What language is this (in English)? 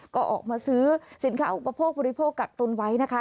Thai